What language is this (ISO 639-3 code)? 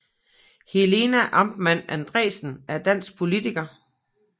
dan